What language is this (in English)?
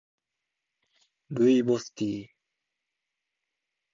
Japanese